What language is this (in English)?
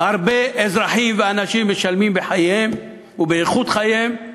Hebrew